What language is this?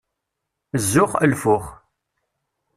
Kabyle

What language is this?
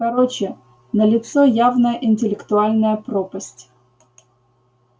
Russian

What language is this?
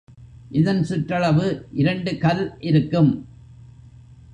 Tamil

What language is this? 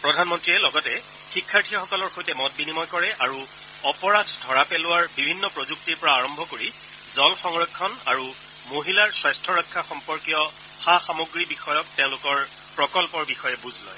Assamese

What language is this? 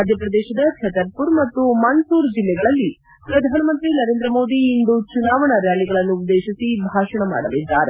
Kannada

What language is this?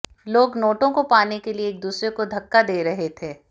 Hindi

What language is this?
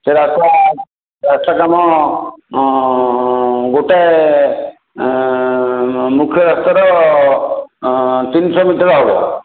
Odia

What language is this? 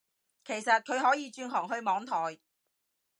Cantonese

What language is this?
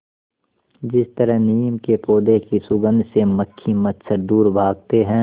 Hindi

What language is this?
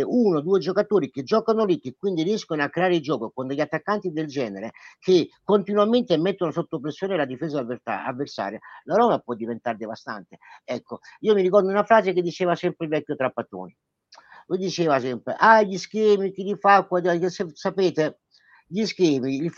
Italian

